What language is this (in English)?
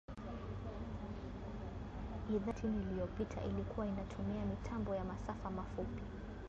Swahili